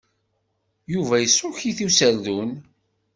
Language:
Kabyle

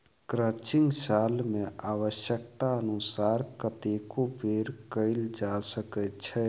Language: Maithili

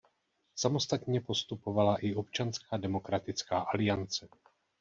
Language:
Czech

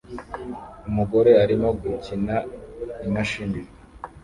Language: Kinyarwanda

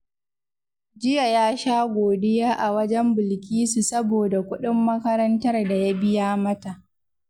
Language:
Hausa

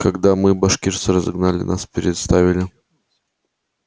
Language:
Russian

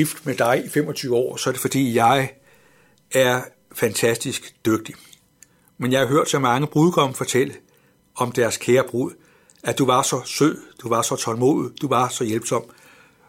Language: Danish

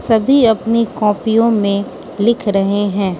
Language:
Hindi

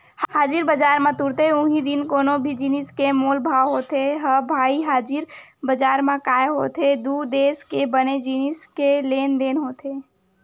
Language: Chhattisgarhi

